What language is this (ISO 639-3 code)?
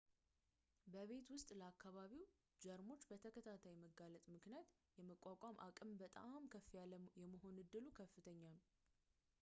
amh